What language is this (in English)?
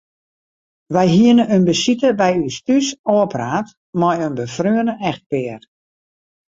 Western Frisian